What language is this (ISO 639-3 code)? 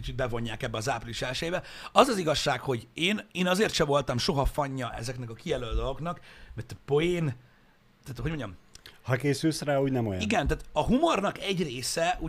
hun